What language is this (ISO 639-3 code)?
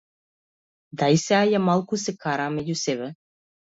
mkd